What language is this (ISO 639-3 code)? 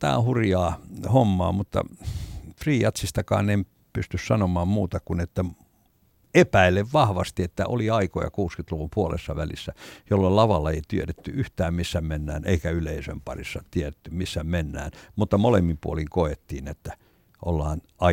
fin